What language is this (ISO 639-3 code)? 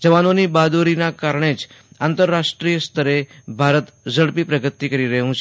guj